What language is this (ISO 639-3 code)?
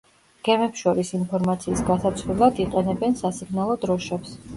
kat